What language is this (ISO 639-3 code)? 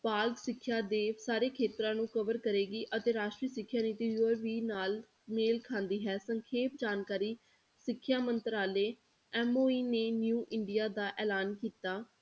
pan